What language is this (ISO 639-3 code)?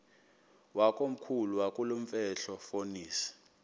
xho